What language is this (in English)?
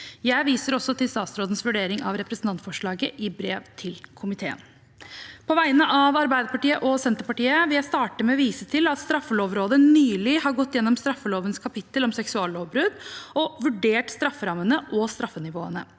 Norwegian